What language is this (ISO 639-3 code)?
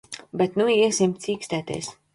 lav